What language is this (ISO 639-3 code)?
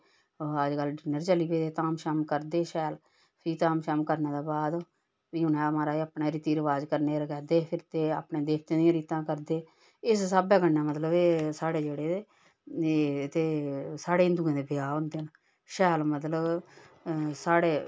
doi